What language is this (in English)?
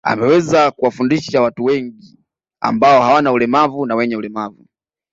Swahili